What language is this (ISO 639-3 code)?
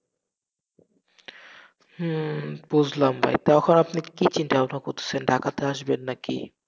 ben